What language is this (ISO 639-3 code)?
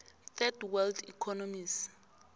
nbl